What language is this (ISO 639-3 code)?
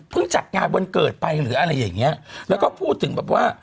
tha